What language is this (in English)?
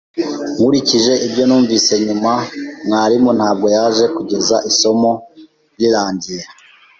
Kinyarwanda